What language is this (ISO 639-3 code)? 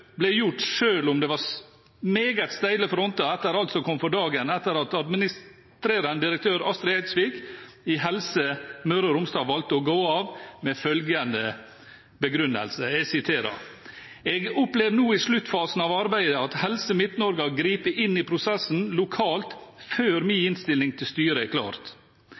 nob